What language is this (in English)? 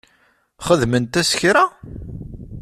Kabyle